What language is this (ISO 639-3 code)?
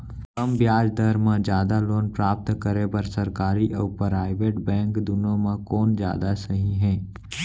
hne